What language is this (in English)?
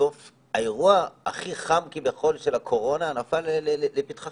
Hebrew